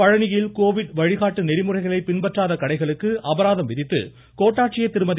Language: Tamil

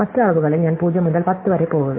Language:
Malayalam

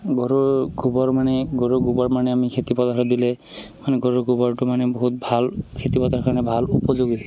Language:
Assamese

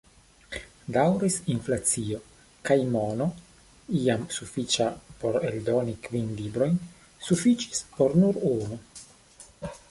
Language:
Esperanto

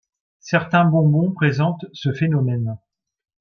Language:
French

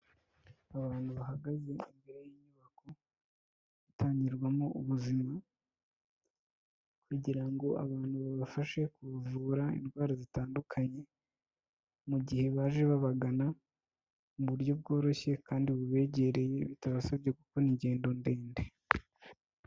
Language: Kinyarwanda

